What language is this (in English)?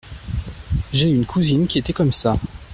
French